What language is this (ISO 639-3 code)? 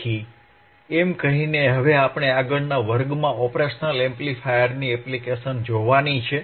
guj